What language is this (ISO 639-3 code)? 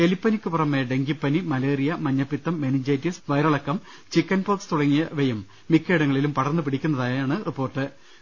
mal